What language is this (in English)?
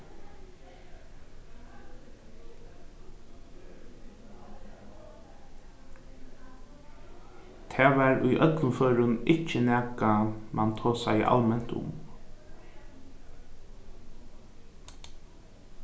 Faroese